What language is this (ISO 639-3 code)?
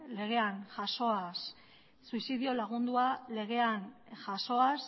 eus